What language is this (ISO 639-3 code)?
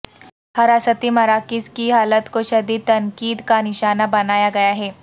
urd